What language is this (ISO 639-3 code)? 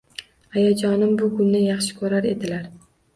uzb